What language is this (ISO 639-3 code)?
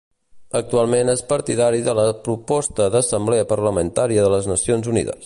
cat